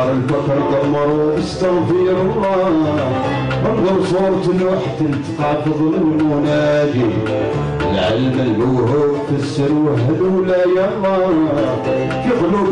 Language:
Arabic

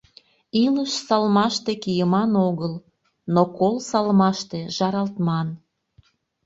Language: Mari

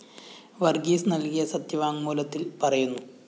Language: Malayalam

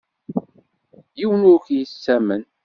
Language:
Kabyle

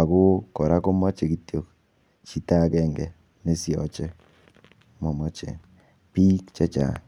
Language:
Kalenjin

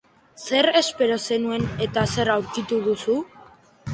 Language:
Basque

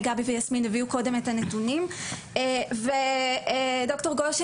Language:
Hebrew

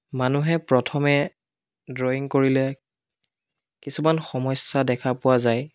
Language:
Assamese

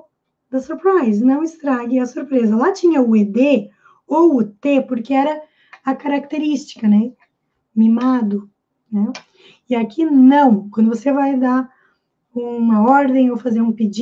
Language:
Portuguese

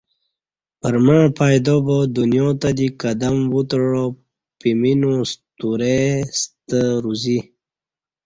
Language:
Kati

